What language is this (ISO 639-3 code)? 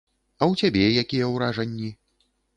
bel